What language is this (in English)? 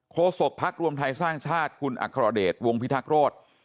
Thai